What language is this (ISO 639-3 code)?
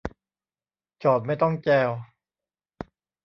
tha